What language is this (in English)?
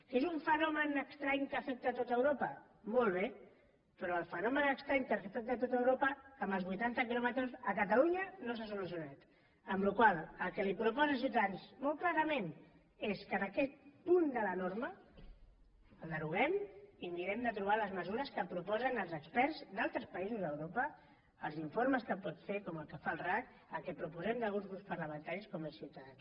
Catalan